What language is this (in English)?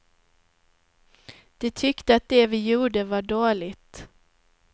Swedish